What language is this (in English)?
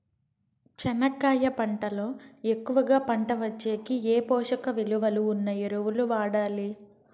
Telugu